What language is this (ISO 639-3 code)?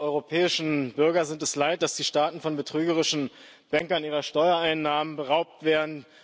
deu